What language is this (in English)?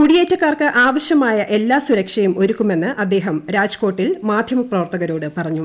Malayalam